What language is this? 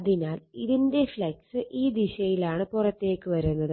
Malayalam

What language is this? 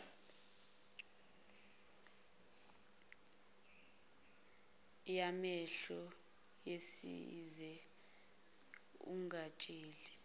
Zulu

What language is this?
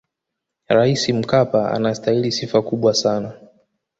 Swahili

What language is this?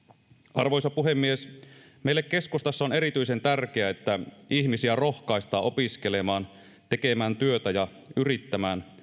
Finnish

